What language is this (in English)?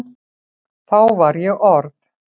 Icelandic